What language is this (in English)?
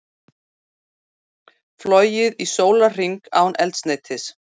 Icelandic